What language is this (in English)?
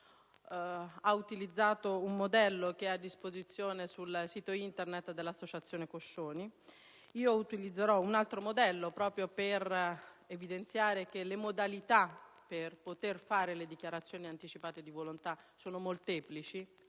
Italian